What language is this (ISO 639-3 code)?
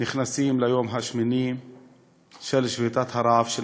heb